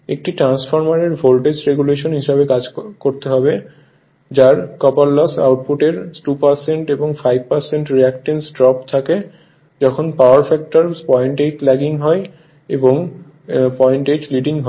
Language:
Bangla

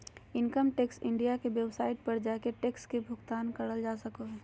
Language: Magahi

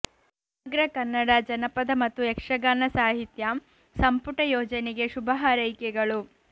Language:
Kannada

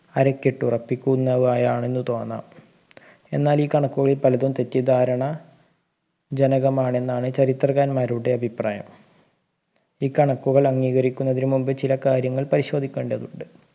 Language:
Malayalam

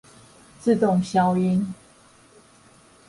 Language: Chinese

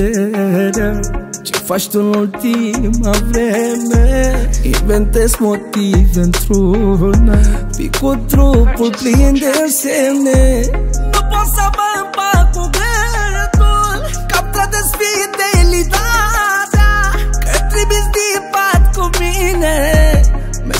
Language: Romanian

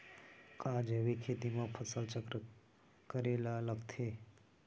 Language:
Chhattisgarhi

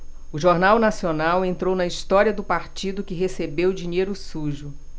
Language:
Portuguese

